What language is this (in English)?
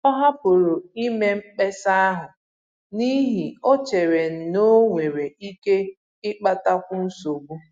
Igbo